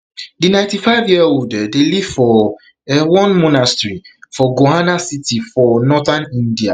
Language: Nigerian Pidgin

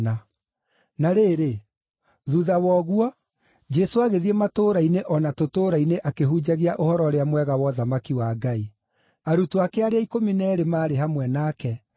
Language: Kikuyu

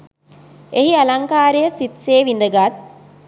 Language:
Sinhala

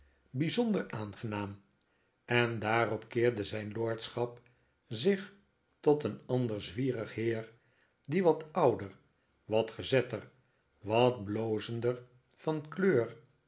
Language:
Dutch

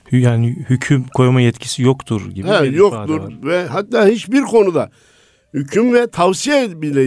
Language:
Turkish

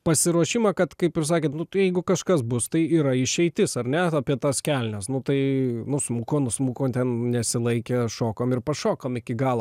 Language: Lithuanian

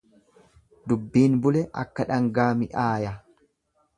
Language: Oromo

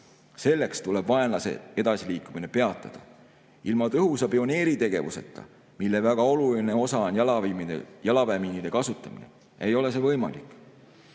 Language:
Estonian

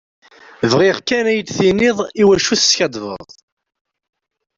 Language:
Kabyle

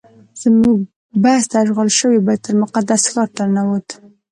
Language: Pashto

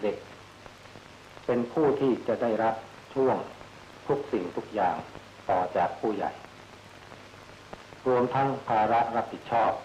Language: Thai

